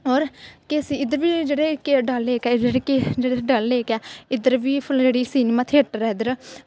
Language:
Dogri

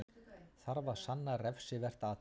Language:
Icelandic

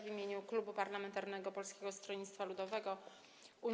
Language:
Polish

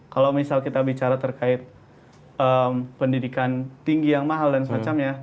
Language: Indonesian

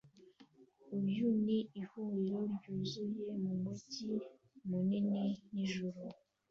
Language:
Kinyarwanda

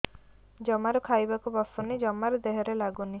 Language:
Odia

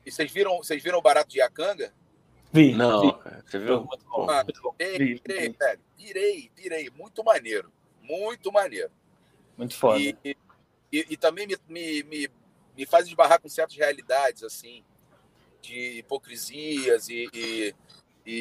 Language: Portuguese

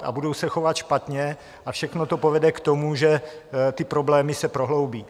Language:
Czech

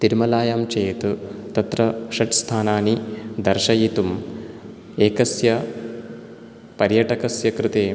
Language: Sanskrit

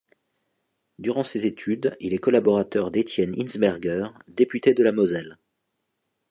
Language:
French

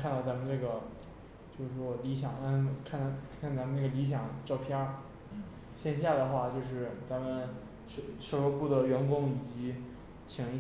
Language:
Chinese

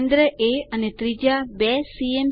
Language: Gujarati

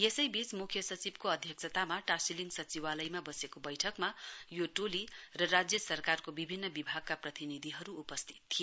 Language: Nepali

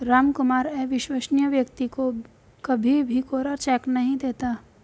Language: Hindi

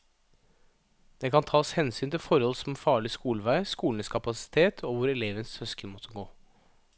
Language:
Norwegian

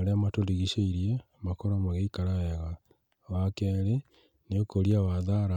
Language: Kikuyu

